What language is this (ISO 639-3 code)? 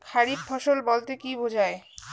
ben